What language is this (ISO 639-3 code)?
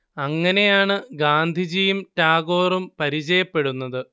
mal